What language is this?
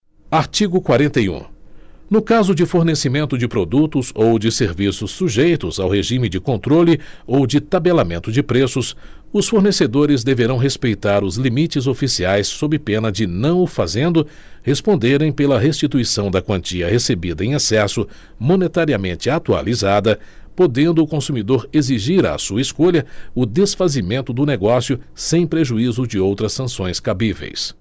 Portuguese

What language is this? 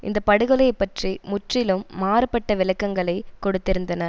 Tamil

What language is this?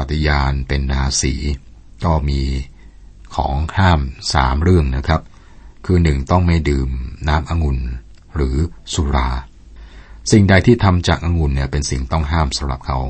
Thai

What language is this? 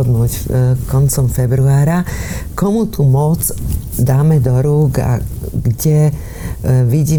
Slovak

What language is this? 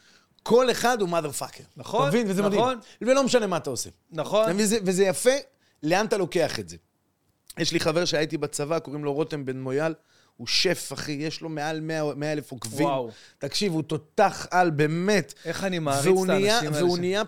Hebrew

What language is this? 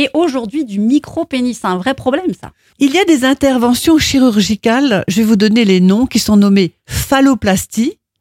French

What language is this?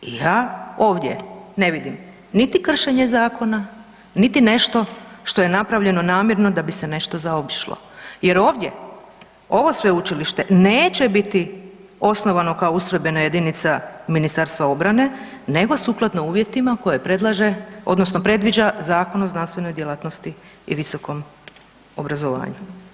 Croatian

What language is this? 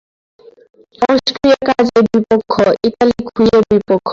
Bangla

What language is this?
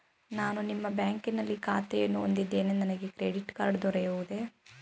Kannada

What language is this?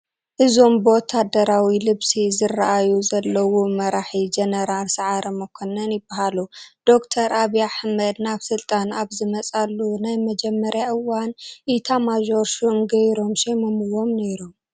Tigrinya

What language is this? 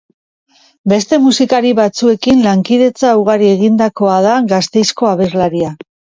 Basque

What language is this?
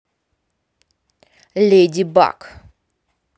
Russian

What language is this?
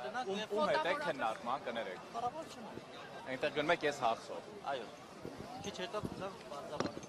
Turkish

